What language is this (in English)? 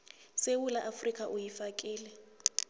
South Ndebele